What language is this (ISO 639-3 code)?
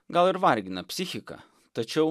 lit